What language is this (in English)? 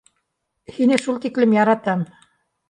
Bashkir